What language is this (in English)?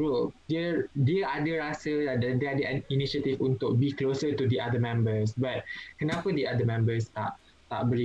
Malay